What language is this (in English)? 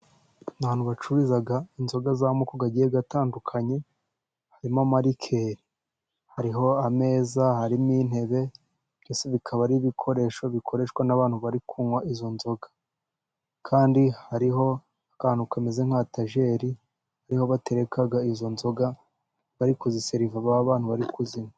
Kinyarwanda